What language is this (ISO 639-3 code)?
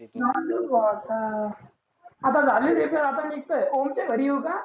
mar